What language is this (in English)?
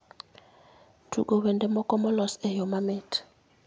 Luo (Kenya and Tanzania)